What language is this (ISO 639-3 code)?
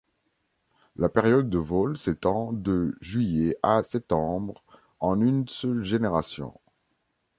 fra